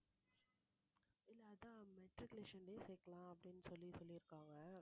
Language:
Tamil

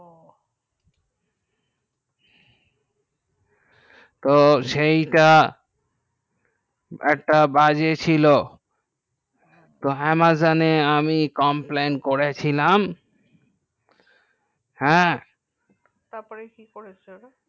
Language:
Bangla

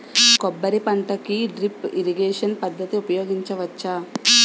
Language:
Telugu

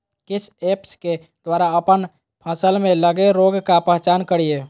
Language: Magahi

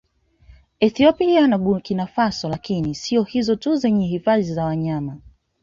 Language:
Swahili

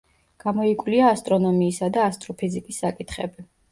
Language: Georgian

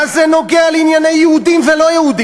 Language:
Hebrew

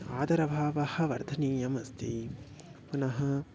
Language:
Sanskrit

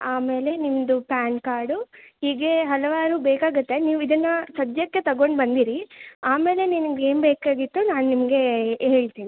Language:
Kannada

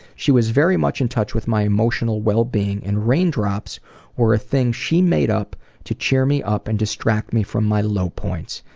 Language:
English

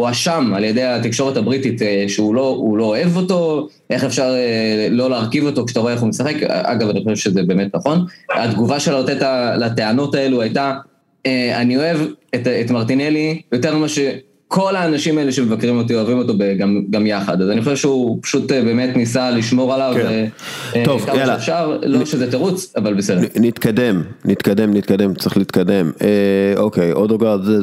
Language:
Hebrew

